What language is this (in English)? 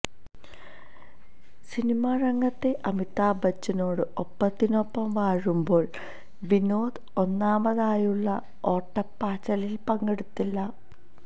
Malayalam